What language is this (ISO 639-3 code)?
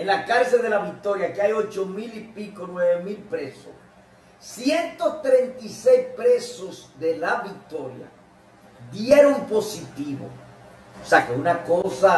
spa